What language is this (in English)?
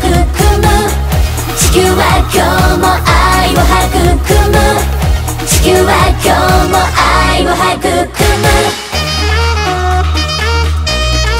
Korean